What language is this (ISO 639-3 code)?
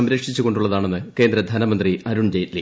mal